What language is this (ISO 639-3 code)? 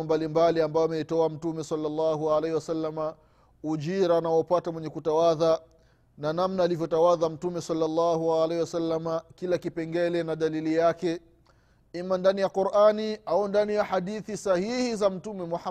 swa